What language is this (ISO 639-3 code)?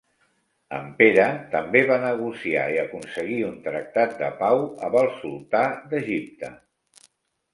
cat